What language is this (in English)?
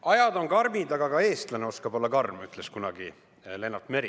Estonian